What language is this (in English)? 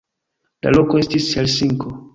Esperanto